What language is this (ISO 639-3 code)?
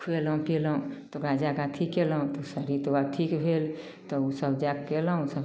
mai